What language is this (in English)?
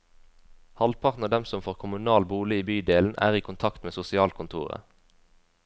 Norwegian